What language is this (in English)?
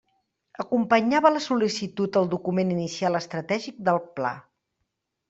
Catalan